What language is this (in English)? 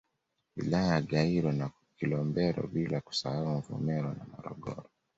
Swahili